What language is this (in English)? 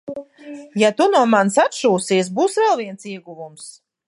Latvian